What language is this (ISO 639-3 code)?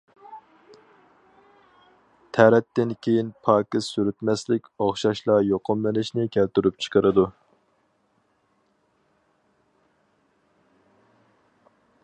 uig